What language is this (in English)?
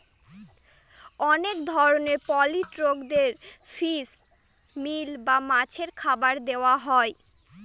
Bangla